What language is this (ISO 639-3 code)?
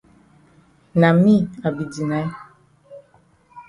wes